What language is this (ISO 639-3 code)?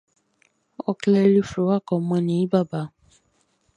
bci